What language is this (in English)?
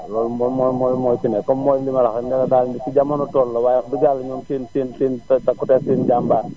Wolof